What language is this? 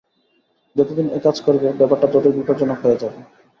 Bangla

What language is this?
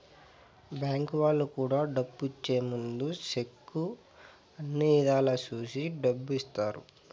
Telugu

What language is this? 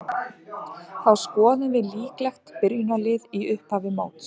Icelandic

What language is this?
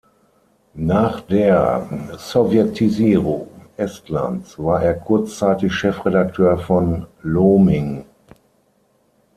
German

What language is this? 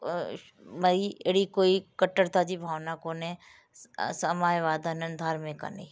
Sindhi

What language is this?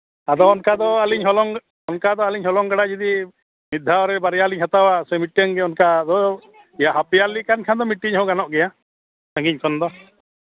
Santali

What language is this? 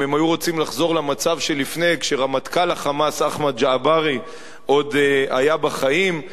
Hebrew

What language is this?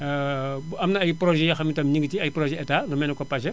Wolof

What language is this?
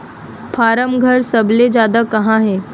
Chhattisgarhi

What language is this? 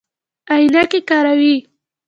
Pashto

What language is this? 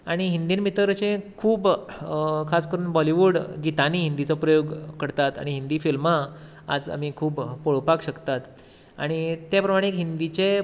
Konkani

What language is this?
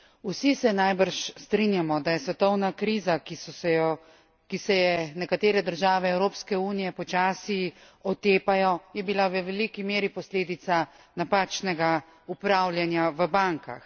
Slovenian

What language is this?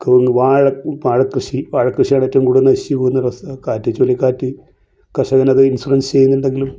Malayalam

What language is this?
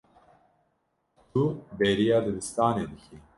Kurdish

